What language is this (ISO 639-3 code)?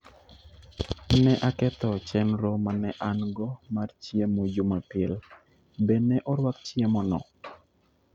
luo